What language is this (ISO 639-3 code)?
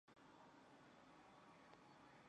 zho